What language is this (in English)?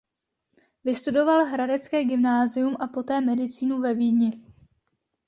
Czech